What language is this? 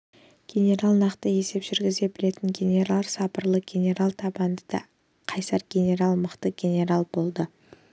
Kazakh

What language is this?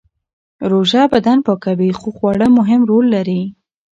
Pashto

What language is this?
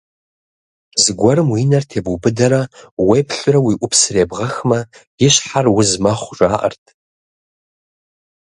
Kabardian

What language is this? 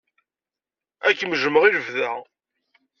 Kabyle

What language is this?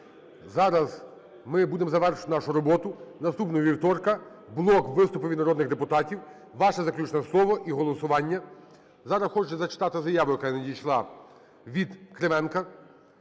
Ukrainian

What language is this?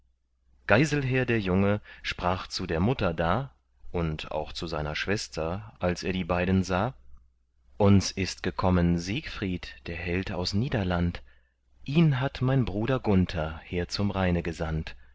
German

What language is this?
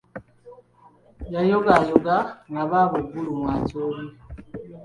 Ganda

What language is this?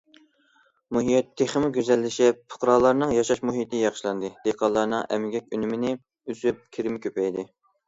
Uyghur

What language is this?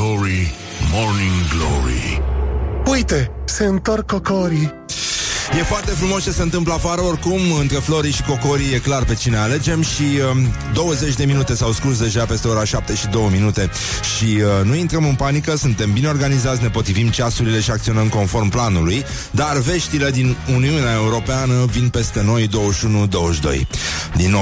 Romanian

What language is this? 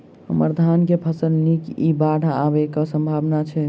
Maithili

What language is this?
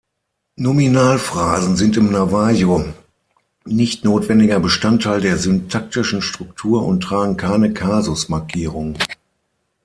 German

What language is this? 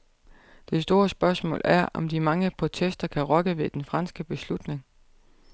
Danish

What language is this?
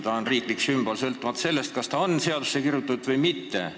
Estonian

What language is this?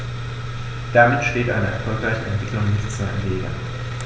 German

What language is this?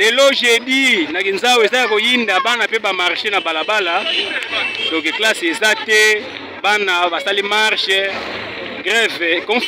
French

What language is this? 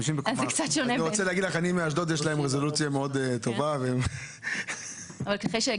Hebrew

